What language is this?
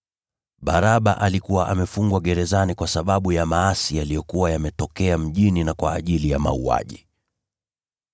Swahili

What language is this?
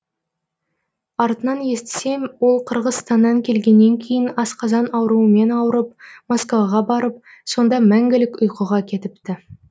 Kazakh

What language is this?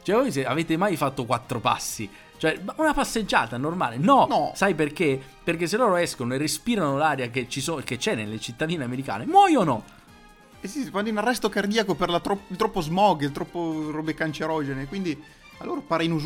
Italian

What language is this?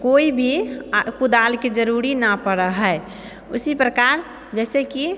Maithili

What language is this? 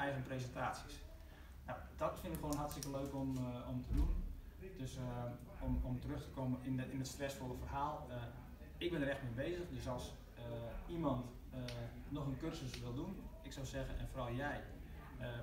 Dutch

